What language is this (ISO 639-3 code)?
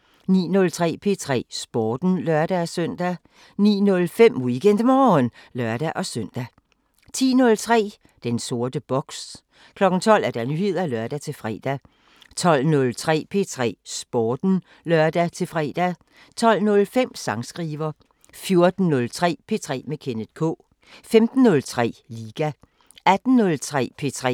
dan